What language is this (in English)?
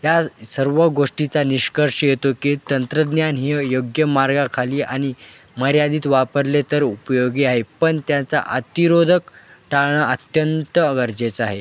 Marathi